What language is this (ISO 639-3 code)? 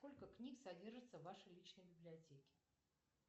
rus